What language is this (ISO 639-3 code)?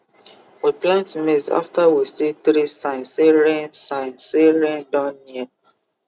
pcm